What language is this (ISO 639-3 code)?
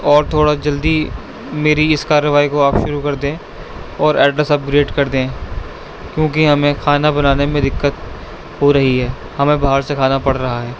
urd